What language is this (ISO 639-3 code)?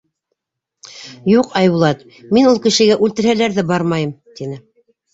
bak